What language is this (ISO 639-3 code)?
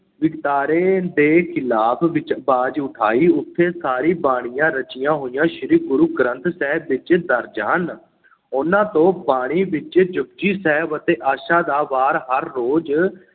pan